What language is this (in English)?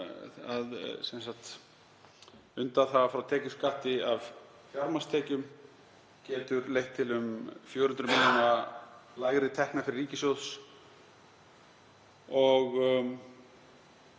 Icelandic